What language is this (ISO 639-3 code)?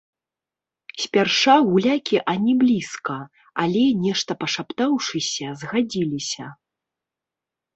bel